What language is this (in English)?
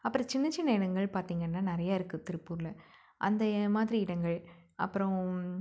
Tamil